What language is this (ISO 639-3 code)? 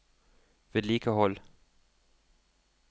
nor